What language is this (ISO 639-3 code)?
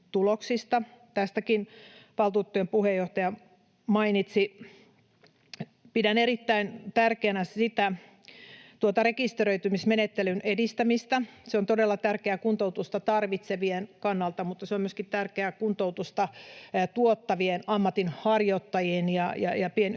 fin